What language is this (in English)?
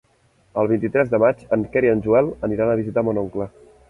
Catalan